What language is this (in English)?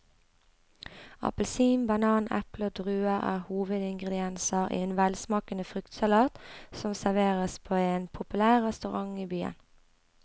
Norwegian